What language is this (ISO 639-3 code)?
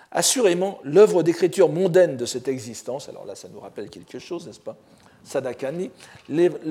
fra